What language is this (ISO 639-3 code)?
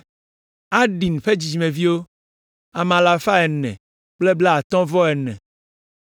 ewe